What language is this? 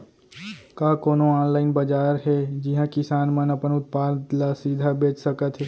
Chhattisgarhi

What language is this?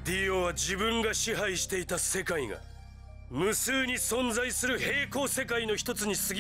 Japanese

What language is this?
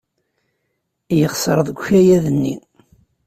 Kabyle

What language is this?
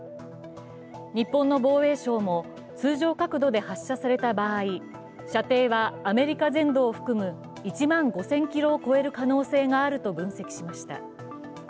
Japanese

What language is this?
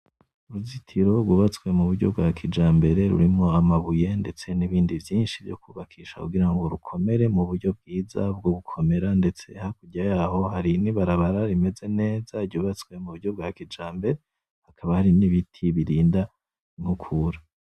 Rundi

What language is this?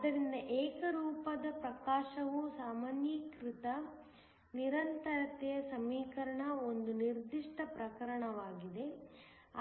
Kannada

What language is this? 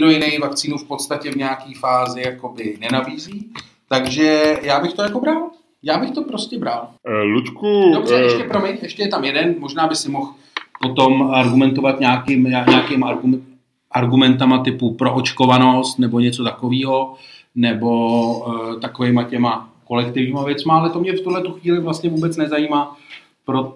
Czech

